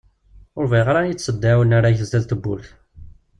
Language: Kabyle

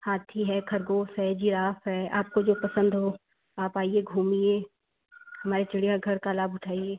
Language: Hindi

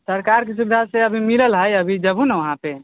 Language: Maithili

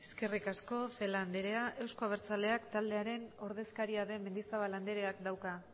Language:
Basque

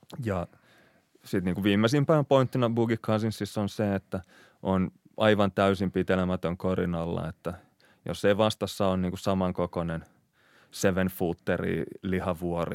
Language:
Finnish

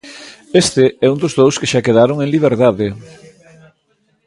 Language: Galician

